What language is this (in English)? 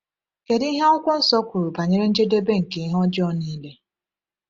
Igbo